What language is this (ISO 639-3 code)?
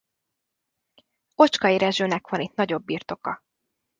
hun